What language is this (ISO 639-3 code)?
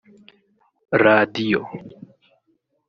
kin